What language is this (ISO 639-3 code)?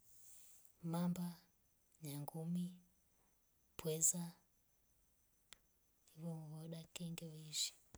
rof